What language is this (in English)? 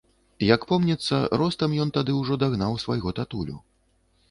Belarusian